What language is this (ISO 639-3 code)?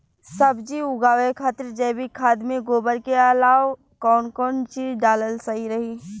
bho